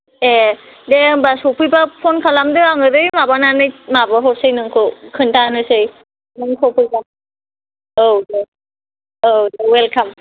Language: Bodo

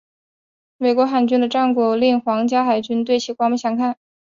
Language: Chinese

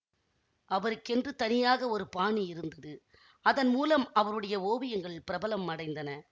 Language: Tamil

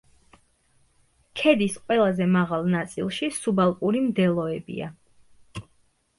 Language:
Georgian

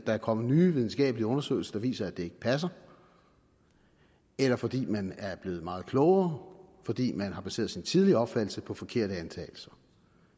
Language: Danish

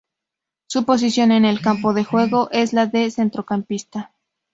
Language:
Spanish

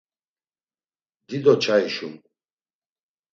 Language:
Laz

